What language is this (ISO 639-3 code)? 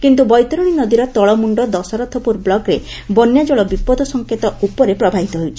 ori